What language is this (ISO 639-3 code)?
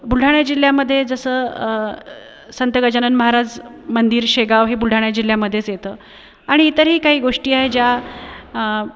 mar